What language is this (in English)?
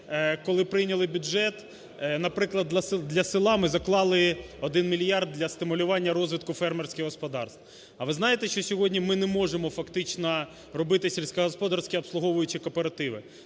Ukrainian